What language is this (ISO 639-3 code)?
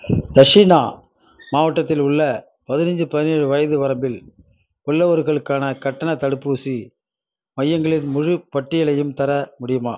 tam